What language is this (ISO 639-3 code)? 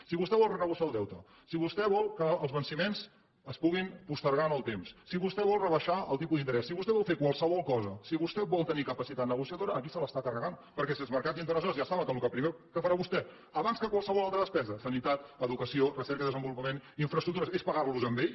cat